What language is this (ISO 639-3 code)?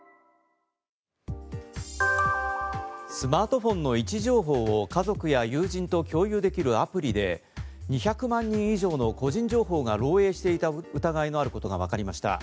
jpn